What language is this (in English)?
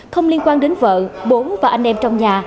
Vietnamese